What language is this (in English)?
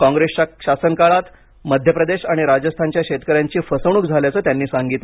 Marathi